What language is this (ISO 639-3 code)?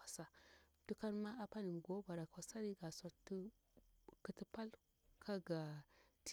bwr